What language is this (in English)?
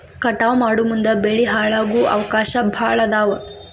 Kannada